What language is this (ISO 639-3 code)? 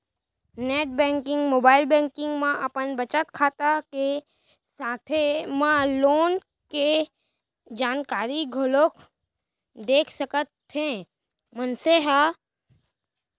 hne